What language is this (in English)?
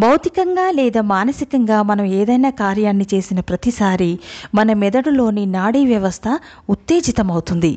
Telugu